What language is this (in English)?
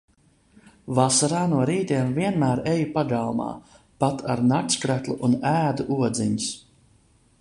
Latvian